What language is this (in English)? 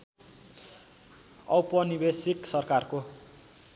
Nepali